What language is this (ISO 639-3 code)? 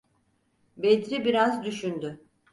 tur